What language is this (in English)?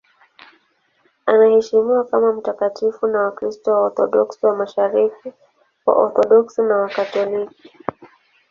Swahili